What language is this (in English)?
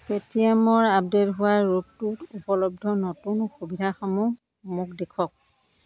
Assamese